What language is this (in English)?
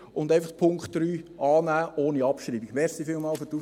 Swiss German